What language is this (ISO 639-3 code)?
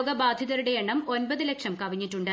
mal